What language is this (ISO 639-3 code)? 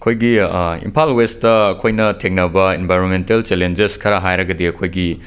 mni